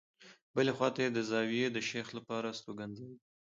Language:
Pashto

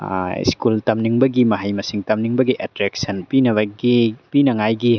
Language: Manipuri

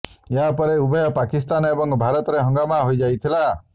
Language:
Odia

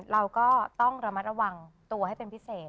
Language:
Thai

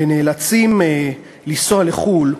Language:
Hebrew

